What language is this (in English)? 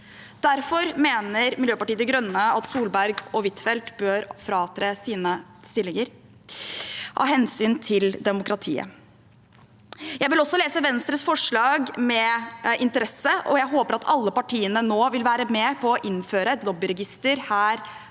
Norwegian